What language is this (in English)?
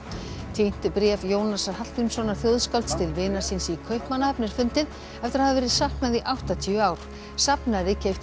Icelandic